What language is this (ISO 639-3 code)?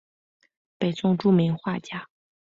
zho